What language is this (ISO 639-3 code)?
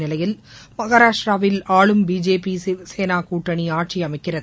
tam